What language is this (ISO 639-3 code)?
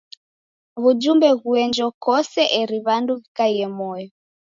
dav